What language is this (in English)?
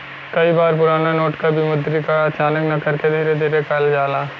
Bhojpuri